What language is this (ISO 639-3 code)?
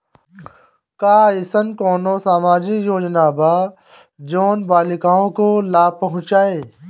bho